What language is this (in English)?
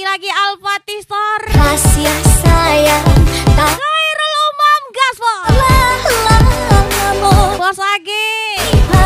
Indonesian